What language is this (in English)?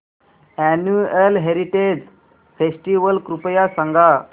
Marathi